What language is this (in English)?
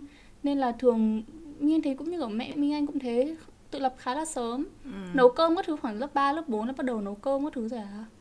Vietnamese